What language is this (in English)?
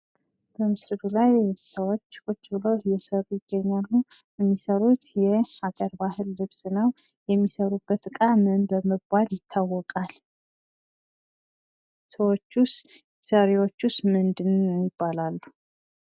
Amharic